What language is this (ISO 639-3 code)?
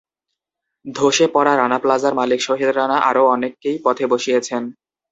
ben